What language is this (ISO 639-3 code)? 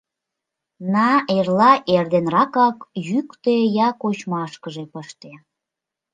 chm